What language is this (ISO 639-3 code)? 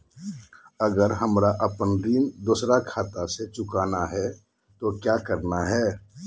mag